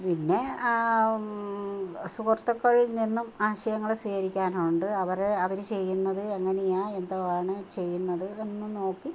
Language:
Malayalam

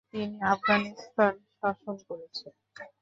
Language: Bangla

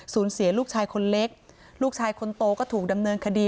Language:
Thai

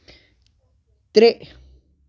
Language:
Kashmiri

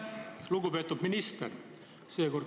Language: Estonian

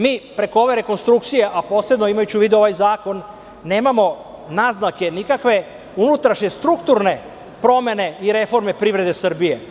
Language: Serbian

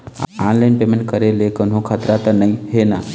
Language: Chhattisgarhi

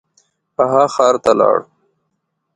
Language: Pashto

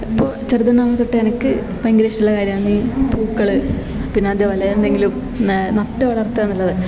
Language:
Malayalam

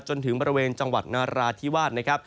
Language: Thai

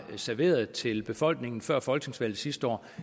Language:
Danish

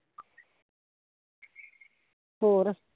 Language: Punjabi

